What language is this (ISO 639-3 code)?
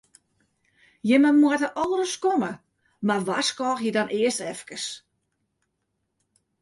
fry